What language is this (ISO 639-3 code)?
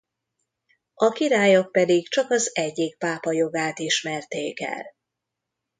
hun